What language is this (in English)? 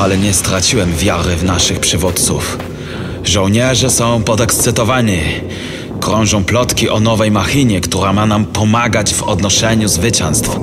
Polish